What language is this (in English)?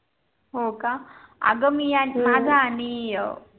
Marathi